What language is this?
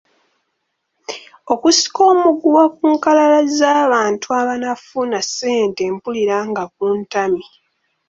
Ganda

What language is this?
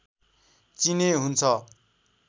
Nepali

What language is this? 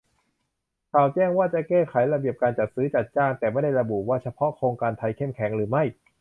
Thai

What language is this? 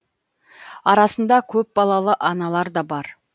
Kazakh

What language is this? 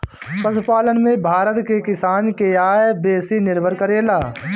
Bhojpuri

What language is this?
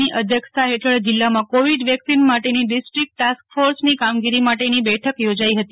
Gujarati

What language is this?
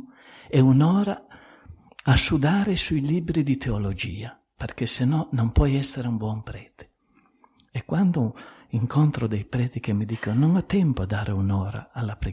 Italian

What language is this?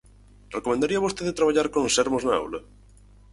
Galician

